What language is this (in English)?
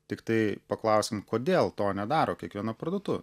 Lithuanian